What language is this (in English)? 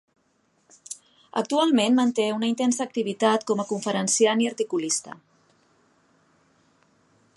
Catalan